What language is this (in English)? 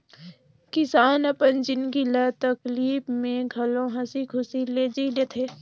Chhattisgarhi